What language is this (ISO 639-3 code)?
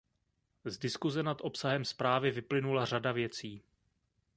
ces